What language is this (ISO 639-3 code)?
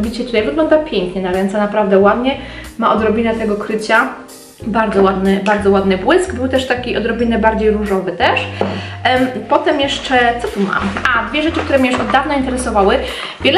pol